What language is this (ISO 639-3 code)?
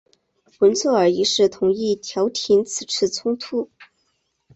zho